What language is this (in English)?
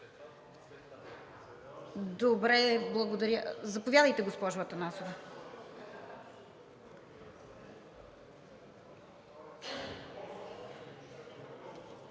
Bulgarian